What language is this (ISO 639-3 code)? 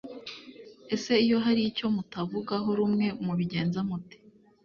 kin